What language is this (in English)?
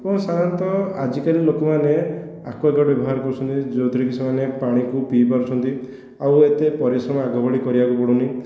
Odia